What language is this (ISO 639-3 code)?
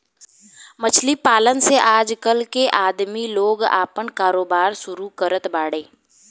bho